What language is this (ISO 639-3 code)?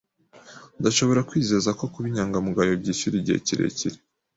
kin